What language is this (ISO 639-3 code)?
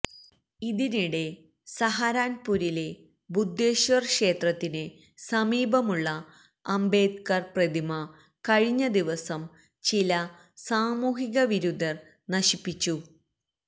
mal